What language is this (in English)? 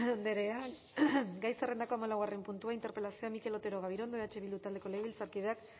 Basque